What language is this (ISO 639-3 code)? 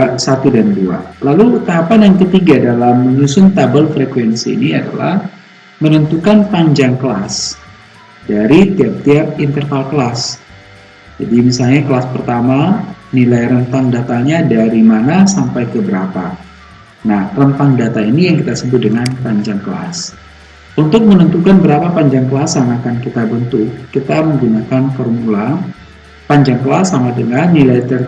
ind